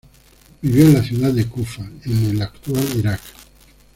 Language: Spanish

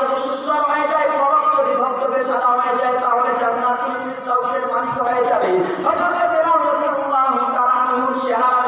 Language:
Turkish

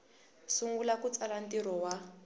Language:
Tsonga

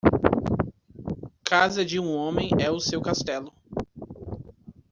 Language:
Portuguese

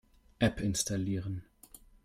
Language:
German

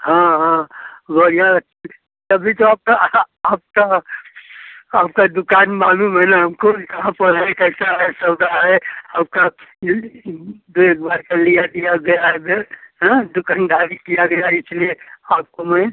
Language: Hindi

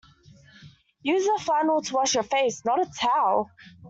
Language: English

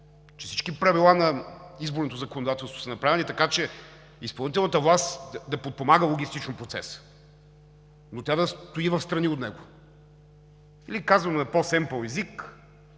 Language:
Bulgarian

